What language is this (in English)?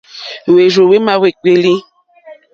Mokpwe